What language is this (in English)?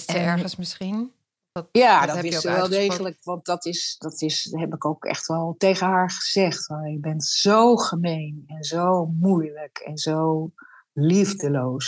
Dutch